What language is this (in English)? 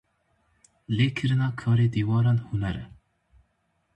Kurdish